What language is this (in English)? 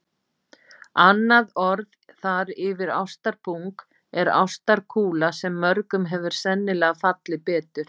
Icelandic